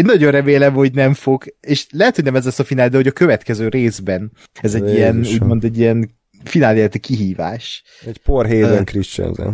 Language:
Hungarian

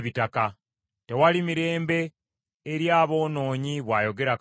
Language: Ganda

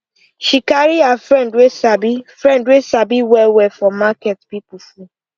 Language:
Nigerian Pidgin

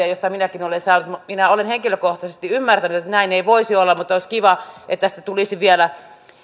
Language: Finnish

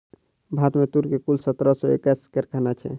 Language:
Maithili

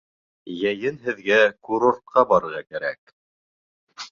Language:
Bashkir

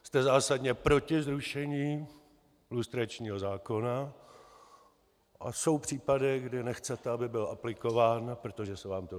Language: Czech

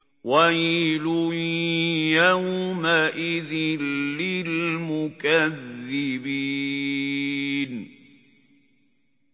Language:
Arabic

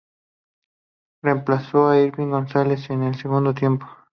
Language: Spanish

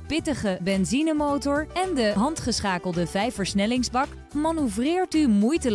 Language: Dutch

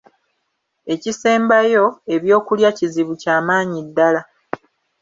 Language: Ganda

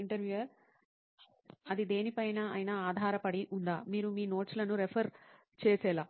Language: Telugu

